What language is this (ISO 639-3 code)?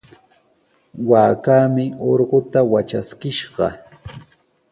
qws